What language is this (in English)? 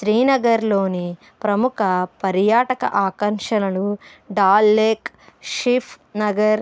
Telugu